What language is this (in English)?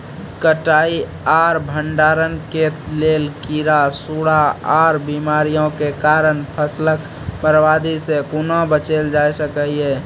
Maithili